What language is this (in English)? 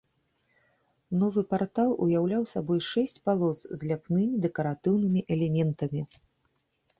Belarusian